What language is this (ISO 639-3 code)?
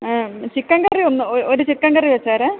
mal